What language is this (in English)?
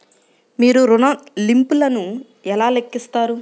Telugu